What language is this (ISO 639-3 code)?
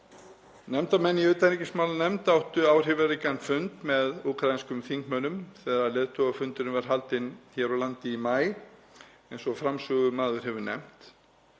isl